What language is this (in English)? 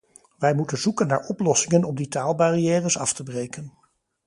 Dutch